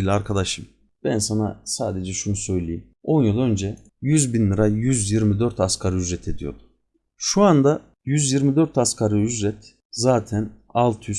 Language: Turkish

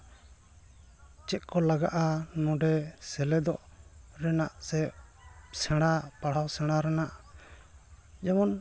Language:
Santali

